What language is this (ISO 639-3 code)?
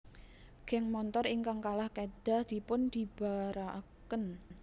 jav